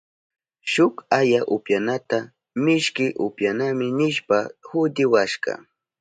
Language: Southern Pastaza Quechua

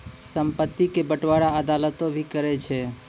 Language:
Maithili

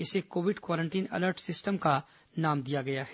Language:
Hindi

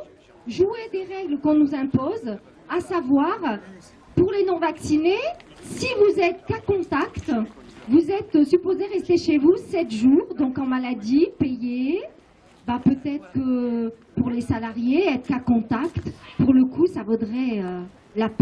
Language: French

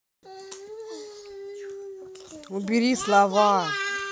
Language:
Russian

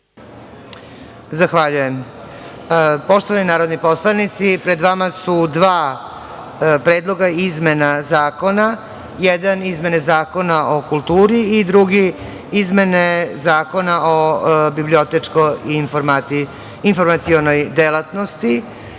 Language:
Serbian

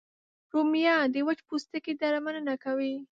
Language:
Pashto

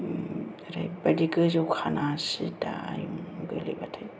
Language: Bodo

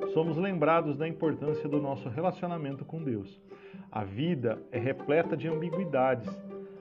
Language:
Portuguese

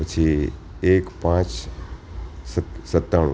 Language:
Gujarati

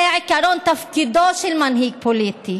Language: Hebrew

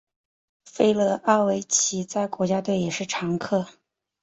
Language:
Chinese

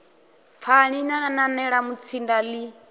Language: Venda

